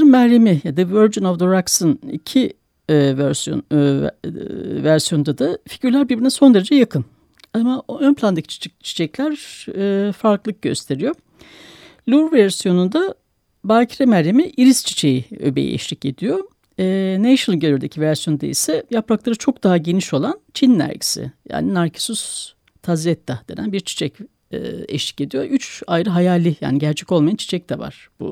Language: Turkish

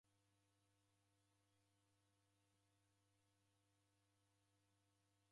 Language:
Taita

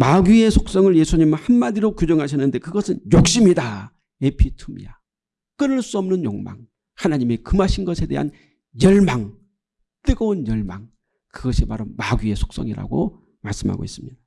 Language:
Korean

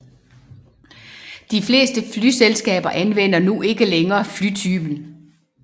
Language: Danish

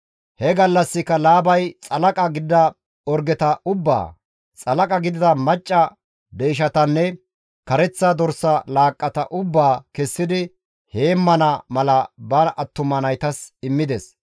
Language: Gamo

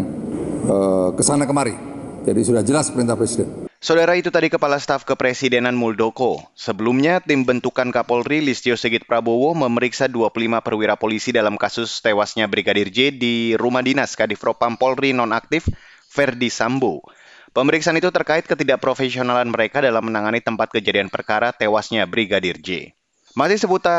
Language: Indonesian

